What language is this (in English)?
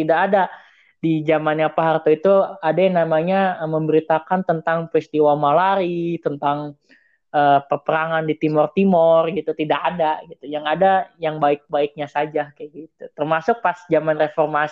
Indonesian